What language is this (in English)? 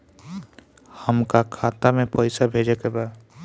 Bhojpuri